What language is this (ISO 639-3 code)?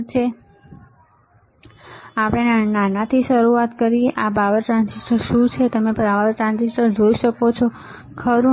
guj